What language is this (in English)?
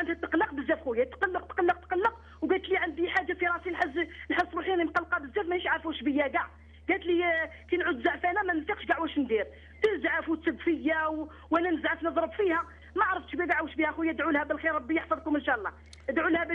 Arabic